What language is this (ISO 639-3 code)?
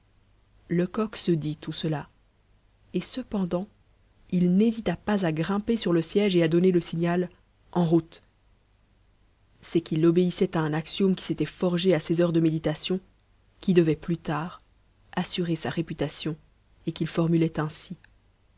fra